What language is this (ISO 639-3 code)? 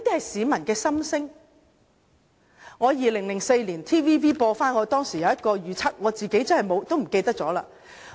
yue